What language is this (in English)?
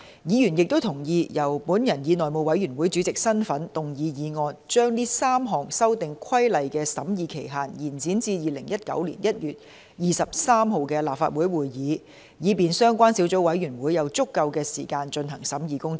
Cantonese